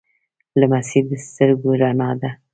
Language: Pashto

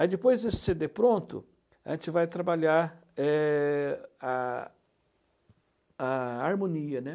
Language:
Portuguese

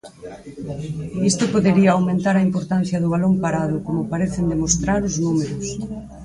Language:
Galician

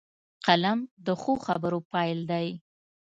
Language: Pashto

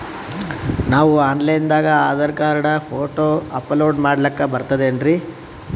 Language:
Kannada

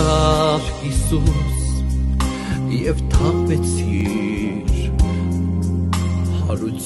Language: Romanian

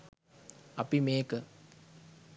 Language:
Sinhala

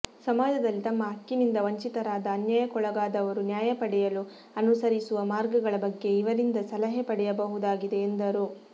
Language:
Kannada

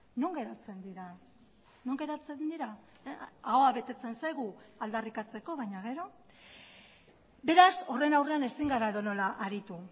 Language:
Basque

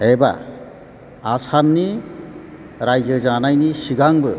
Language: Bodo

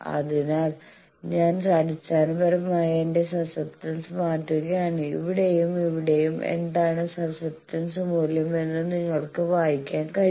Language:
Malayalam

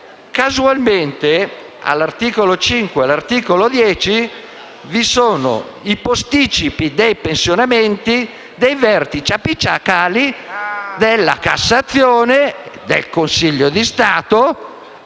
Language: Italian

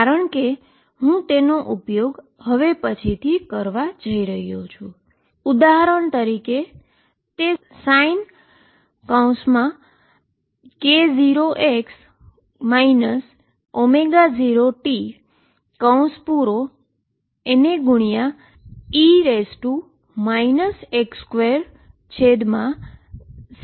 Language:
Gujarati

